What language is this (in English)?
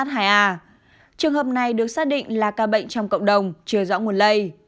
Vietnamese